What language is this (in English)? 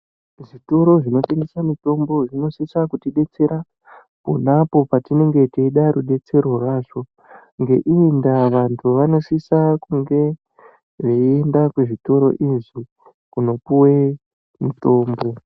Ndau